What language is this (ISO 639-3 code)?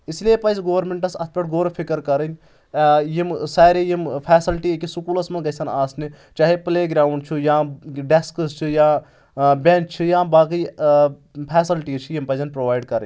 kas